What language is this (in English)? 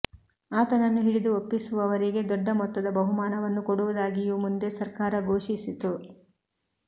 Kannada